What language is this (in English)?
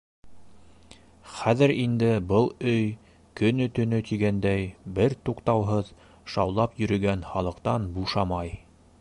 Bashkir